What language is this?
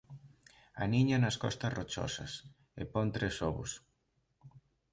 Galician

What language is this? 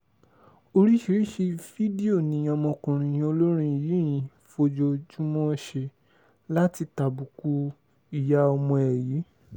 Yoruba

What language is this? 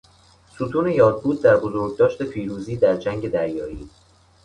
Persian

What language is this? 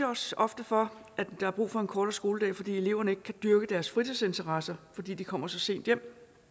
Danish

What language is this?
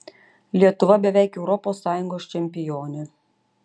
Lithuanian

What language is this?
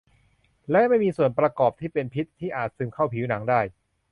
Thai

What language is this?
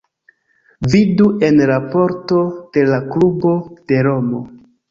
Esperanto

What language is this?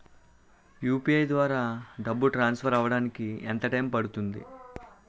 Telugu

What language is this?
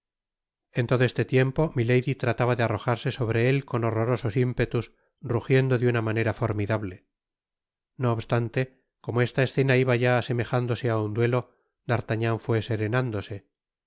Spanish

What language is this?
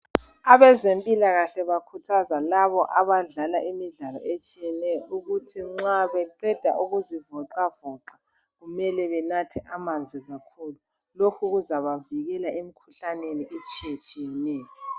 North Ndebele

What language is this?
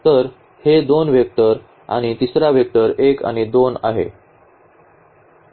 Marathi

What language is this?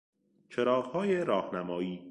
Persian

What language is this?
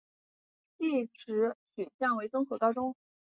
Chinese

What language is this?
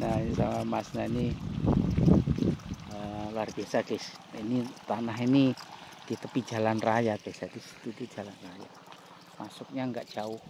Indonesian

